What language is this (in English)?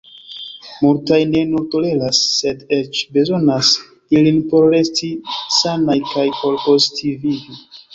Esperanto